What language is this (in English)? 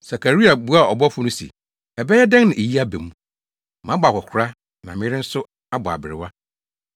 Akan